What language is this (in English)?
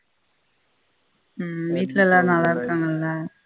Tamil